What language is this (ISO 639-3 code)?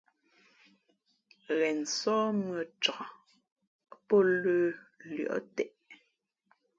fmp